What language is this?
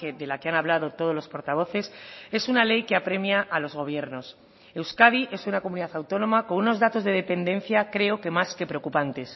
Spanish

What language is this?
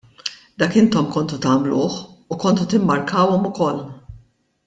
Maltese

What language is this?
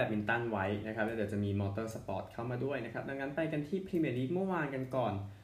Thai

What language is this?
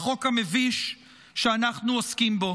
Hebrew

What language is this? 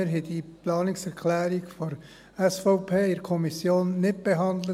Swiss German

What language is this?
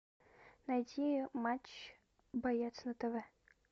Russian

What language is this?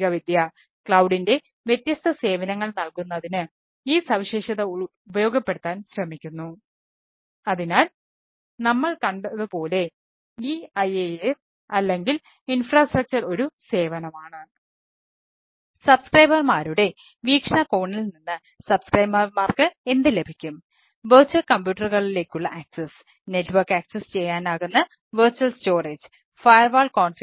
Malayalam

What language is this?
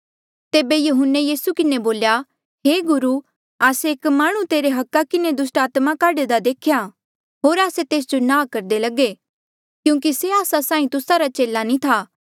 Mandeali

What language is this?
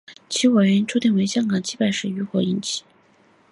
Chinese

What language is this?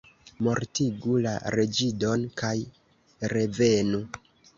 Esperanto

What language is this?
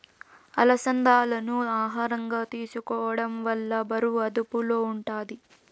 Telugu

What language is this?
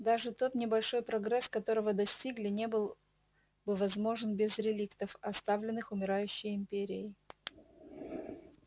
Russian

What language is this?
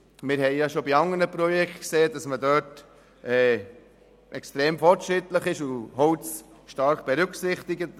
Swiss German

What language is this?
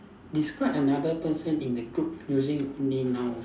English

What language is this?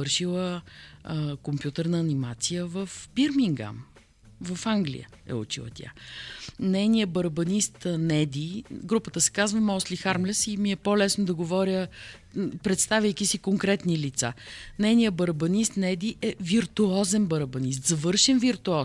Bulgarian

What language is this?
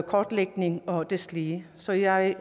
Danish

